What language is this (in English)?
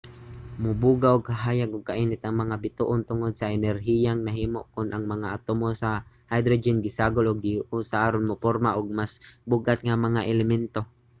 Cebuano